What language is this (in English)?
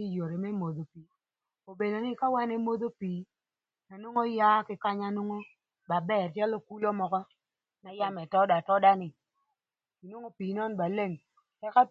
Thur